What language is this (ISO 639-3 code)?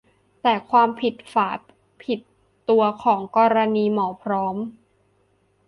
tha